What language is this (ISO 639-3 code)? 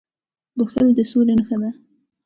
pus